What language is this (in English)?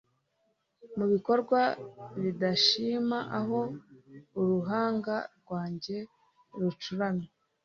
Kinyarwanda